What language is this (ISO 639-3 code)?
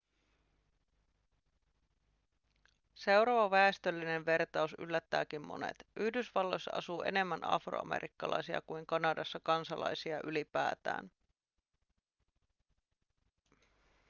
fin